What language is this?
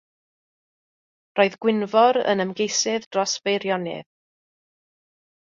Welsh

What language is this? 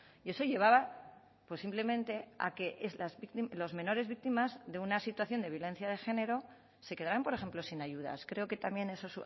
Spanish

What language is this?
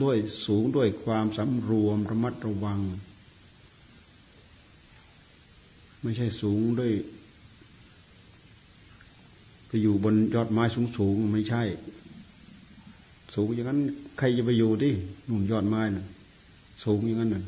Thai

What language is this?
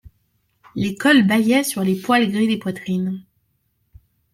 French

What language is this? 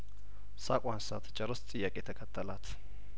Amharic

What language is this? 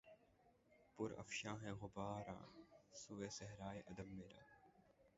Urdu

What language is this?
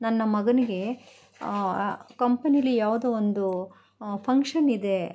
Kannada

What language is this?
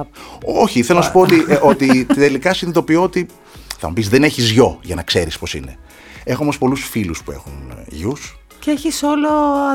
Greek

